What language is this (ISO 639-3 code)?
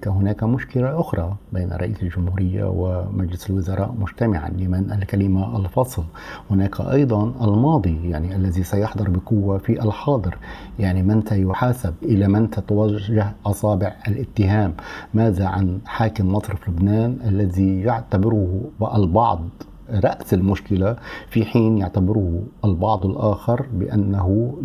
ara